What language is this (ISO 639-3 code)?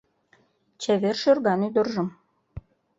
chm